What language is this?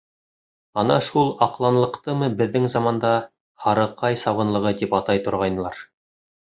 Bashkir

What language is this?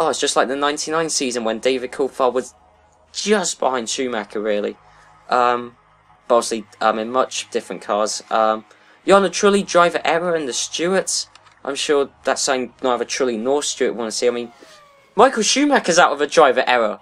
English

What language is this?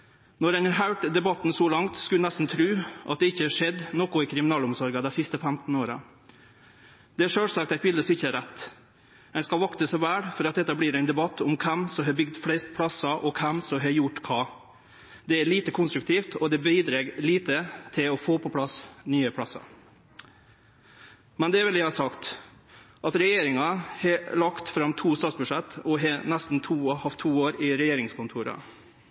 Norwegian Nynorsk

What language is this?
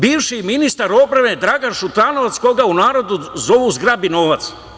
Serbian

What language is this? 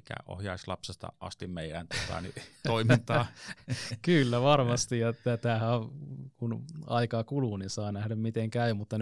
Finnish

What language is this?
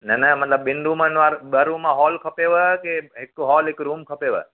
Sindhi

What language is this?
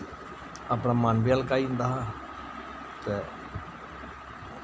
Dogri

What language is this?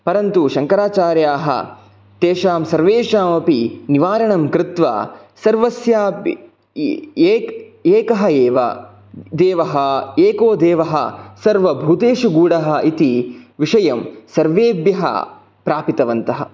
Sanskrit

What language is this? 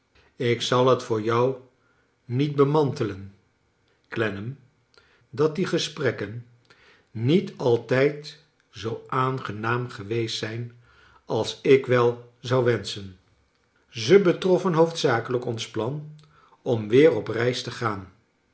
Dutch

